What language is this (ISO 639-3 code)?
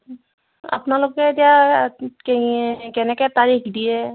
asm